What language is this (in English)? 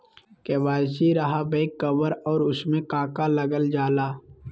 Magahi